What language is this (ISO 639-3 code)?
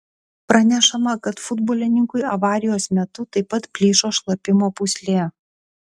lit